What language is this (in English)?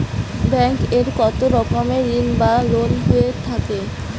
Bangla